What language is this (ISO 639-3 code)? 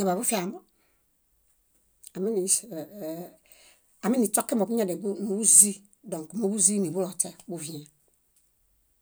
bda